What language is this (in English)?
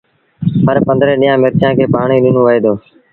Sindhi Bhil